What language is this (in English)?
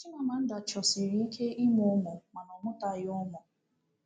Igbo